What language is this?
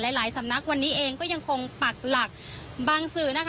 Thai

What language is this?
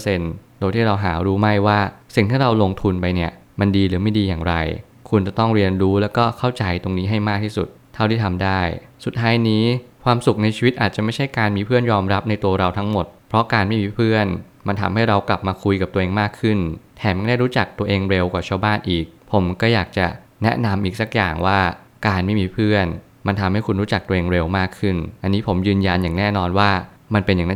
Thai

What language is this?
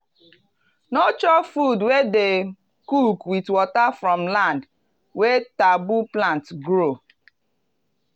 Nigerian Pidgin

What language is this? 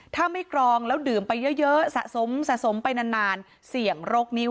Thai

